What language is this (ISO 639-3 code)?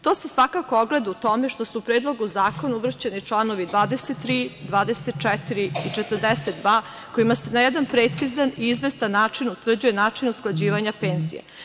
srp